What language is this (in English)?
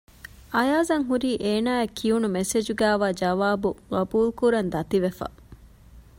Divehi